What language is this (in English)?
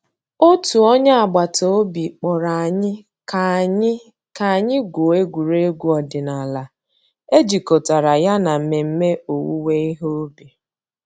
Igbo